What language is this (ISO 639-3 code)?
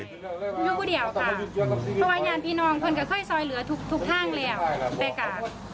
tha